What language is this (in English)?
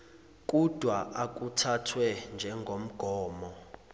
Zulu